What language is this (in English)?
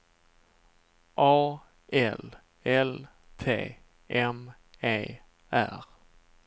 Swedish